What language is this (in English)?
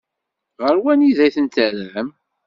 Kabyle